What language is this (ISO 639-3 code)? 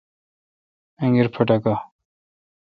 xka